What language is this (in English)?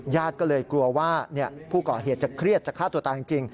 Thai